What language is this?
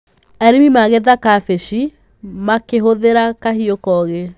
Kikuyu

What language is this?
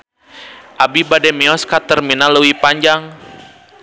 Sundanese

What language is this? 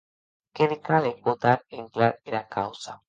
Occitan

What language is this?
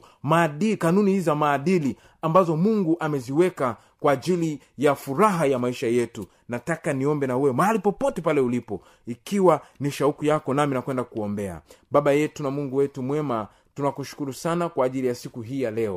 Swahili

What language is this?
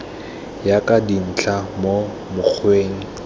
Tswana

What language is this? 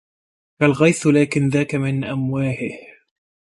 Arabic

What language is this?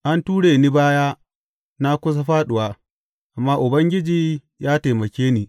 Hausa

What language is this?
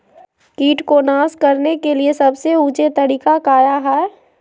Magahi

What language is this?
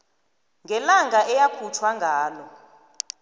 South Ndebele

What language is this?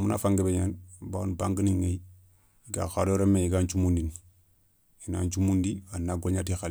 Soninke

